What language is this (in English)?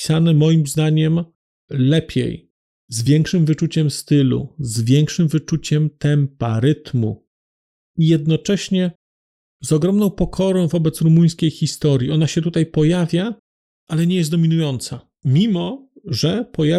Polish